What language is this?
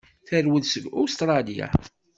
Kabyle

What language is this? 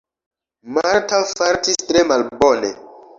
Esperanto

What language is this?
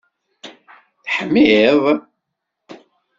Kabyle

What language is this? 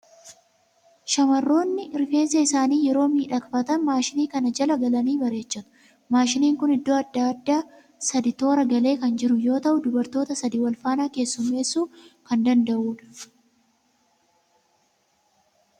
Oromo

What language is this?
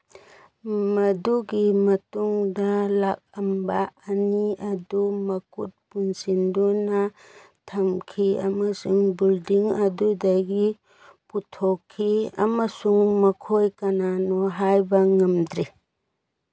Manipuri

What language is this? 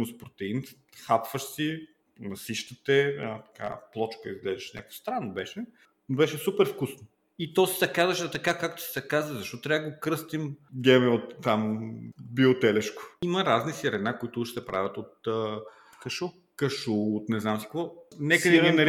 Bulgarian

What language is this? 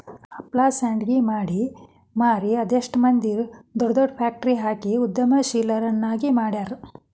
Kannada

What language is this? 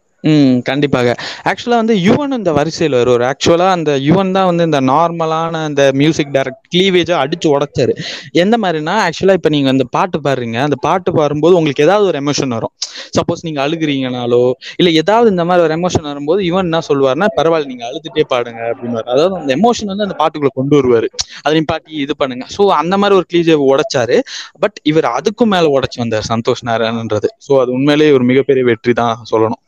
Tamil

